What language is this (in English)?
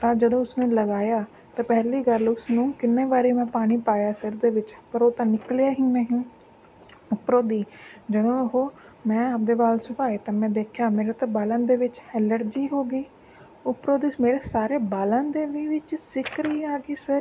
Punjabi